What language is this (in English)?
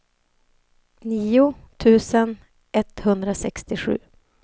Swedish